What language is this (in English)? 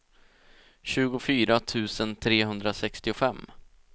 Swedish